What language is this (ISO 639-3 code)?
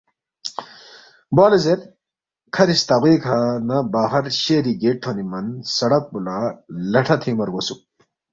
bft